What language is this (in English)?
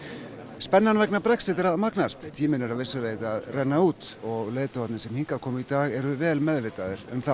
Icelandic